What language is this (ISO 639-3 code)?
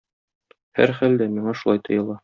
tat